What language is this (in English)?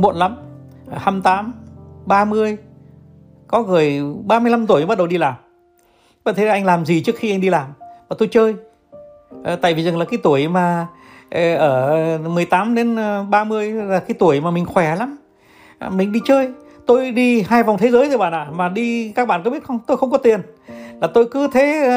Vietnamese